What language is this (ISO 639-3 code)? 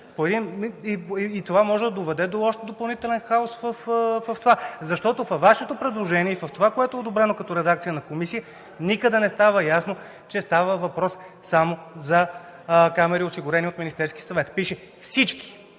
bul